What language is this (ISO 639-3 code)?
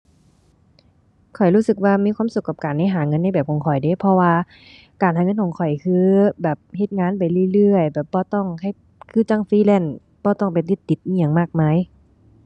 tha